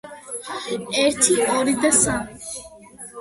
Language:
Georgian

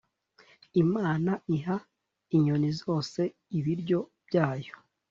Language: Kinyarwanda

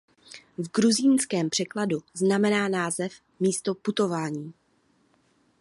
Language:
Czech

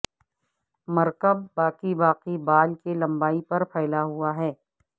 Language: Urdu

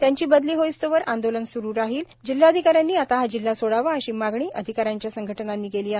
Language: Marathi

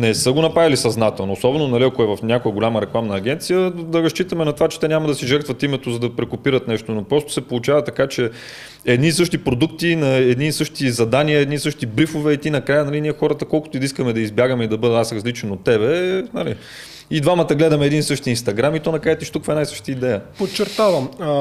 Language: Bulgarian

